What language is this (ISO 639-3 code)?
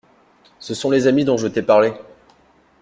fra